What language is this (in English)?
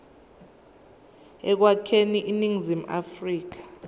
Zulu